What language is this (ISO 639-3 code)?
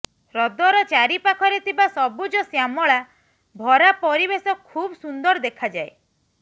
ori